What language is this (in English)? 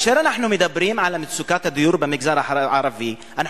Hebrew